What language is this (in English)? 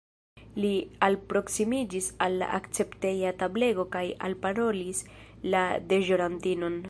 Esperanto